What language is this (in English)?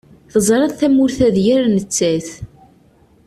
Kabyle